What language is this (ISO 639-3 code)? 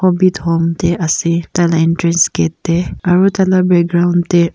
nag